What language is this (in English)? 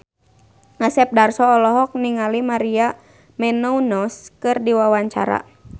Sundanese